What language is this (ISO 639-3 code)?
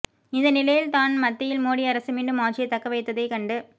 tam